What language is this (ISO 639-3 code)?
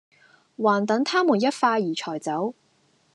yue